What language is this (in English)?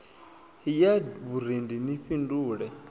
Venda